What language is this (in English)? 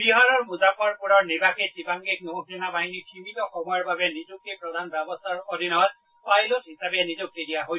Assamese